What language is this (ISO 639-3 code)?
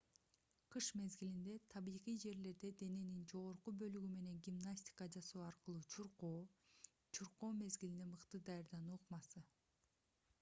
kir